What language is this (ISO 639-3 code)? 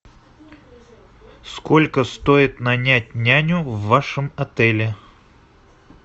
rus